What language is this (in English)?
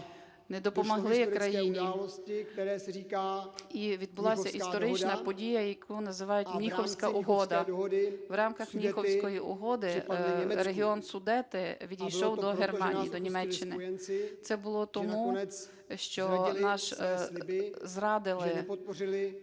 Ukrainian